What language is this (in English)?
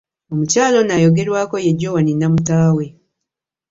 Ganda